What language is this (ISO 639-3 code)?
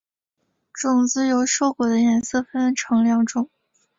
zho